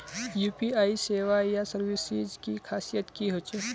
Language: Magahi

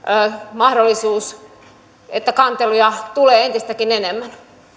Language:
Finnish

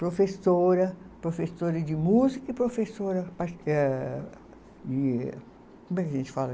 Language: Portuguese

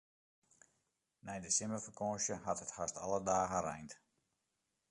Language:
Western Frisian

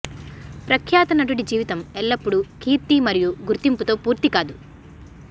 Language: Telugu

